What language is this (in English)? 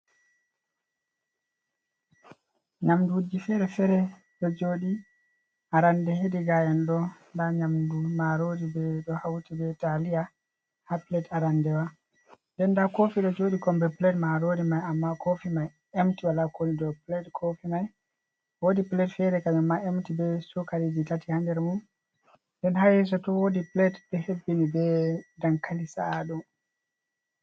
Fula